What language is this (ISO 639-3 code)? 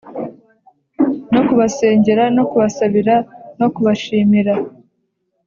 kin